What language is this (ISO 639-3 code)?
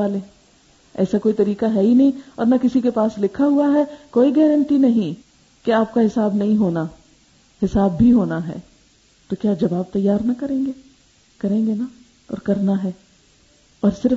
urd